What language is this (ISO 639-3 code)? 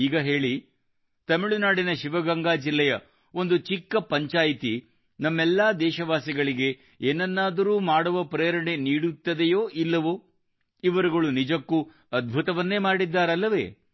kan